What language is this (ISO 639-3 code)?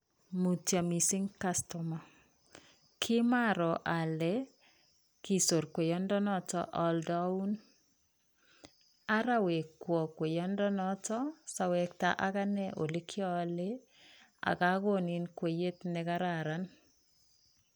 kln